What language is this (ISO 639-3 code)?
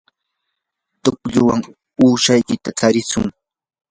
qur